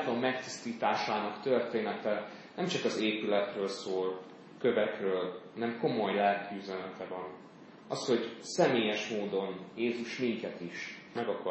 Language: Hungarian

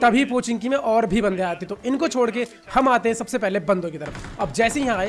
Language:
Hindi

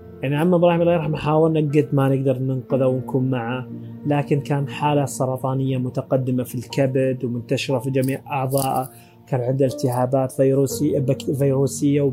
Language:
Arabic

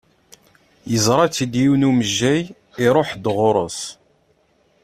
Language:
Kabyle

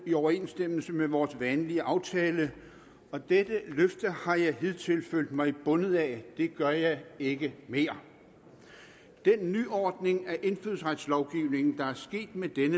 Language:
Danish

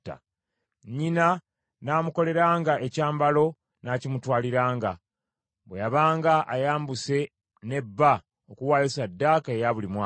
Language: Ganda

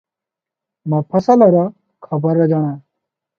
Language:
Odia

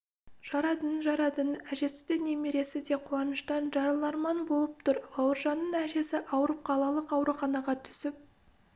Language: Kazakh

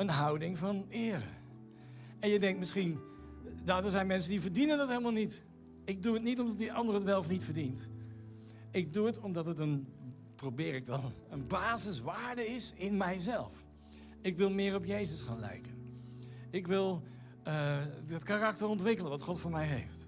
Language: Dutch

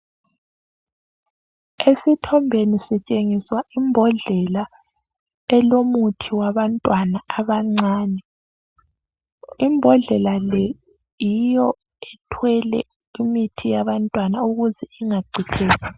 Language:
North Ndebele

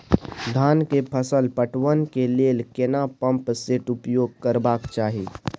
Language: Maithili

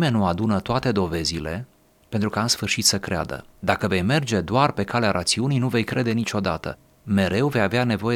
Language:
Romanian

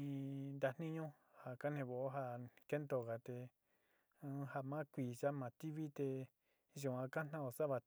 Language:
Sinicahua Mixtec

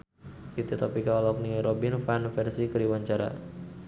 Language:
Sundanese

